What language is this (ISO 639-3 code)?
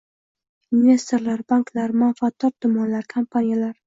uzb